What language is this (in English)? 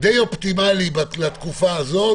Hebrew